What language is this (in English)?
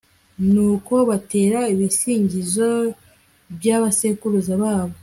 Kinyarwanda